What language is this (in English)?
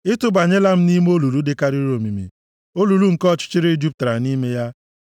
Igbo